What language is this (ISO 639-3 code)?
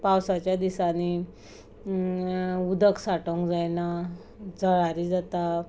kok